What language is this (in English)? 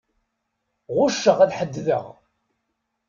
Kabyle